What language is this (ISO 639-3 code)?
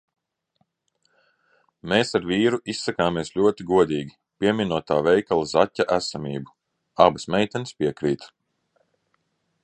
lav